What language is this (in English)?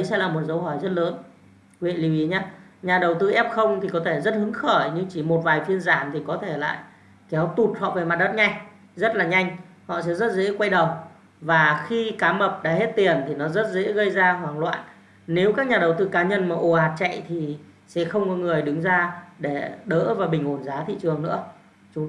Vietnamese